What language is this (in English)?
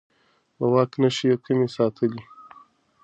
Pashto